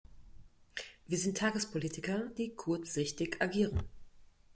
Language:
German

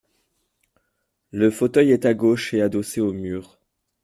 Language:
French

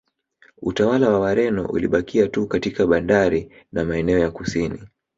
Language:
Swahili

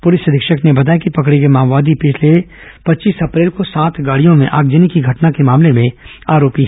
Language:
Hindi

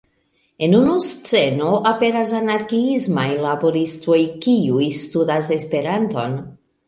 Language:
Esperanto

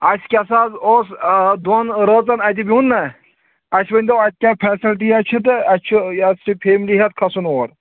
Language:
Kashmiri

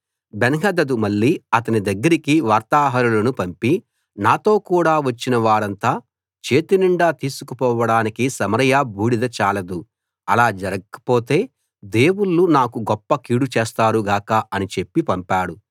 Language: Telugu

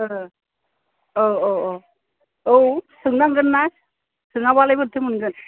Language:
Bodo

